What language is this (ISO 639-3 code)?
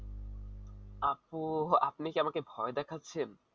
ben